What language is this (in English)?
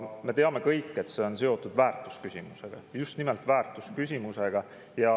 Estonian